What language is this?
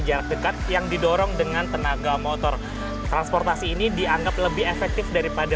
Indonesian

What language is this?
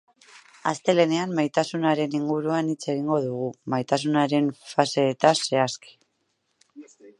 Basque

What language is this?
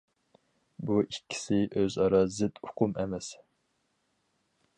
Uyghur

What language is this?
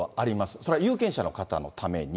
Japanese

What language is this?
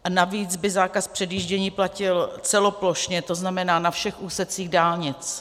Czech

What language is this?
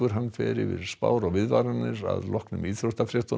Icelandic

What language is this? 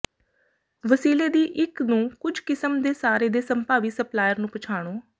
Punjabi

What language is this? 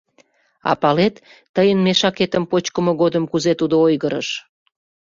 Mari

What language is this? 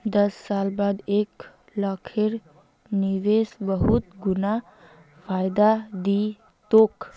Magahi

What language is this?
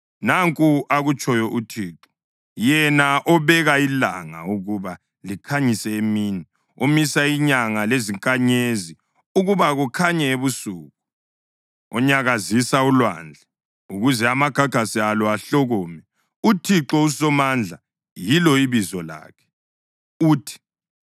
North Ndebele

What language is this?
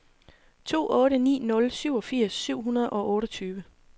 Danish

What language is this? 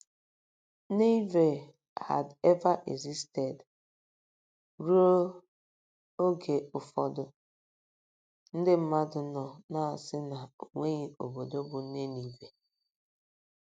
Igbo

